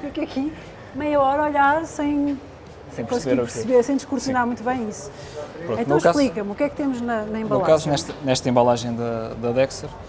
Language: Portuguese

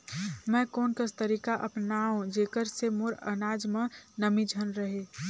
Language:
Chhattisgarhi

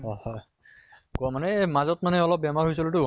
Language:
Assamese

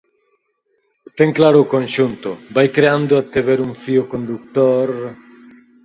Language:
Galician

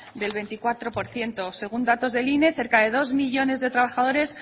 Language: Spanish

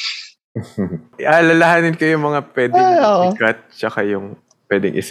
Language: Filipino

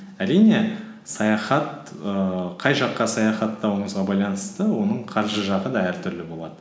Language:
Kazakh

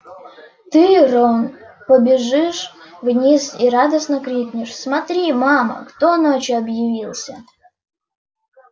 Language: Russian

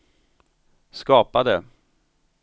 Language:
Swedish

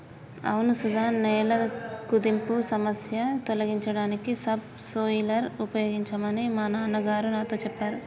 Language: Telugu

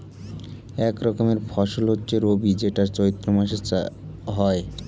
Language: Bangla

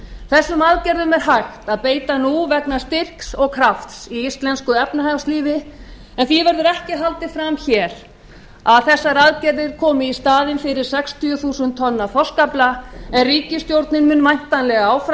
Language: Icelandic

